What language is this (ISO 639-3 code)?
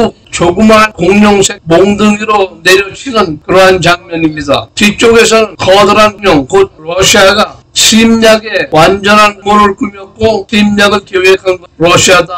kor